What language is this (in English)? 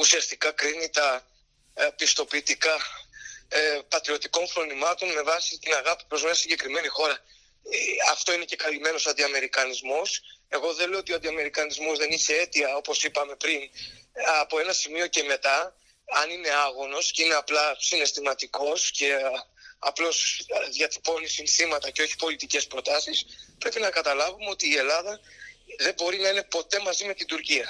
Greek